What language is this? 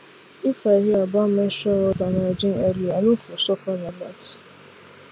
Nigerian Pidgin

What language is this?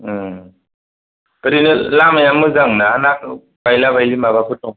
Bodo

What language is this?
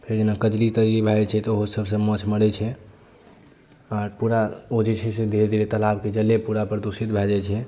Maithili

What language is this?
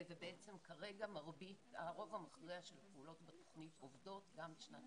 Hebrew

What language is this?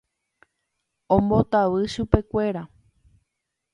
Guarani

